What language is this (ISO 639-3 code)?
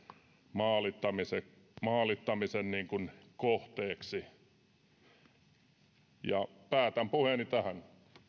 fin